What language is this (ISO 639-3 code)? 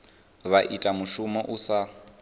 ven